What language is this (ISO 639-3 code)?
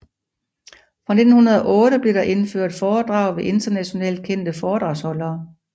dan